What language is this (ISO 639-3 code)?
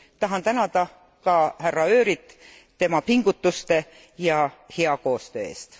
est